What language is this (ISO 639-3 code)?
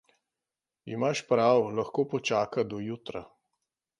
slv